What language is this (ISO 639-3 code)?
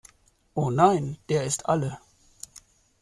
deu